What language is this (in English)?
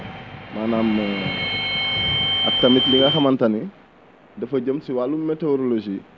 Wolof